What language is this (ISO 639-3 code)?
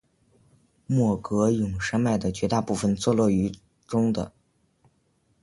zho